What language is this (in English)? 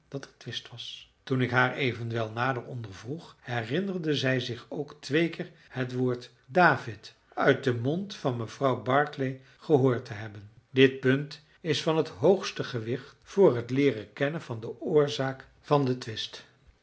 Dutch